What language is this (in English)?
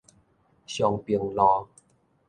Min Nan Chinese